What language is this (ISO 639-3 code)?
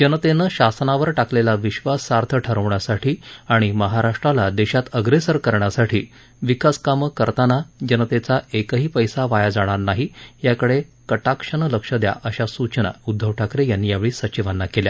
mar